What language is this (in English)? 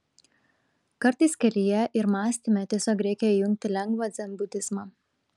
Lithuanian